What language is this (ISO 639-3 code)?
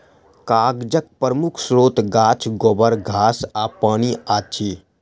mai